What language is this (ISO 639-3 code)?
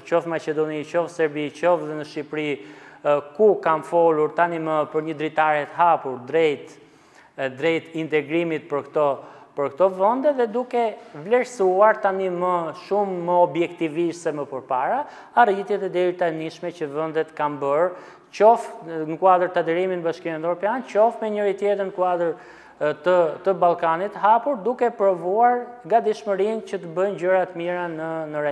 ron